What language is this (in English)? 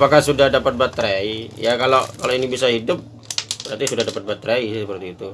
Indonesian